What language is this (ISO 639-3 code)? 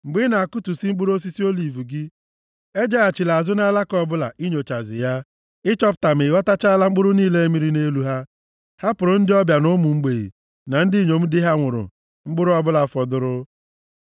ibo